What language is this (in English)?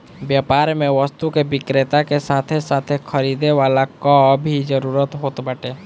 Bhojpuri